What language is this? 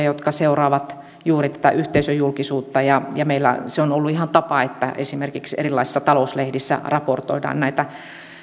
Finnish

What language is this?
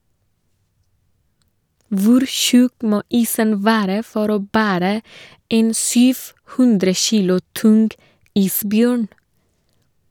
Norwegian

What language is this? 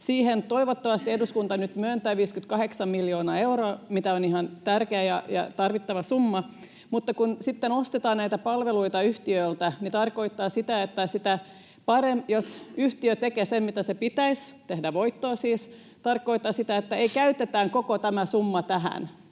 Finnish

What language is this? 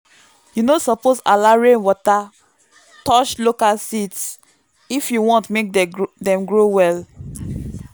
Nigerian Pidgin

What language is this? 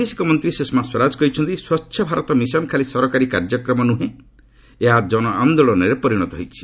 Odia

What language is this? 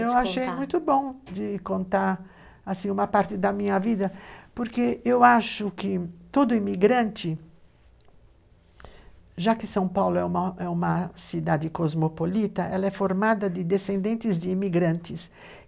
Portuguese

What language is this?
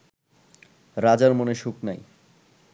Bangla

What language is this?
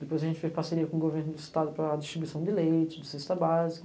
Portuguese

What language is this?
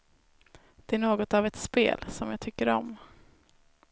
Swedish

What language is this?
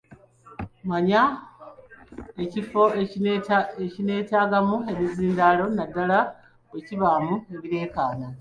Ganda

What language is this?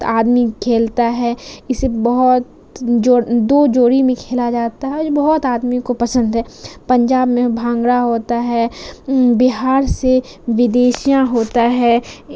Urdu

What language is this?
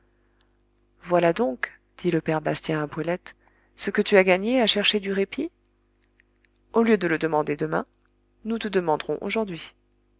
French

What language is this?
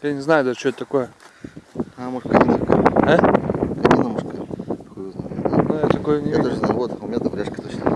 Russian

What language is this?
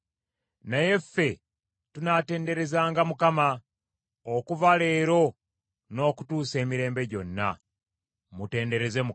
Ganda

